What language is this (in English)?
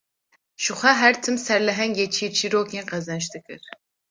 Kurdish